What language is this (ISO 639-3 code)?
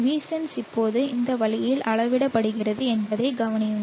tam